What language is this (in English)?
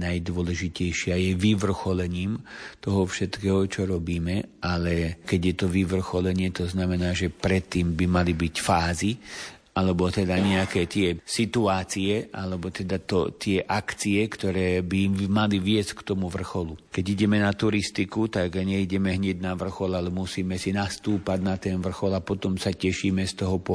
Slovak